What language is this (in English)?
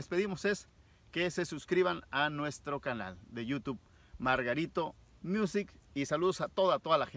Spanish